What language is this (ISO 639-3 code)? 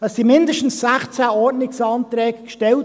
gsw